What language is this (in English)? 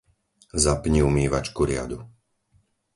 Slovak